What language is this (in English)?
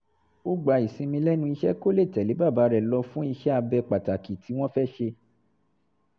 Yoruba